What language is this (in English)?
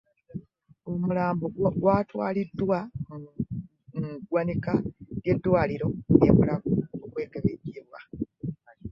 Ganda